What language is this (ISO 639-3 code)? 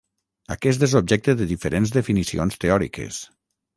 cat